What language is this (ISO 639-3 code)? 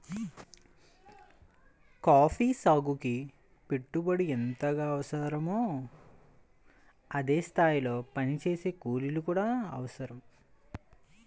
tel